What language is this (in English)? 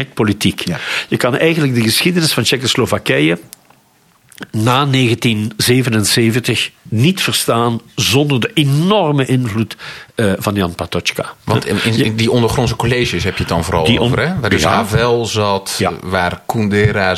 Dutch